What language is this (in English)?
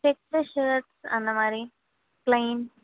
Tamil